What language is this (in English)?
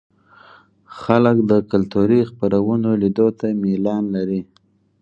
Pashto